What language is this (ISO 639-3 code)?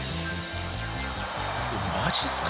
jpn